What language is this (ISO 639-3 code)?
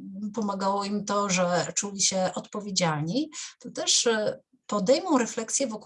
pol